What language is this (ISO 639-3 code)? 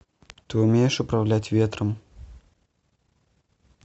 rus